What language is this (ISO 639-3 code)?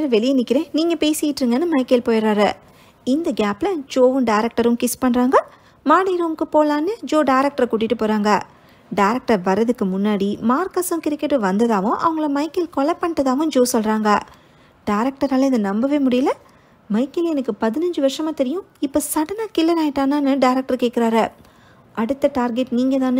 tam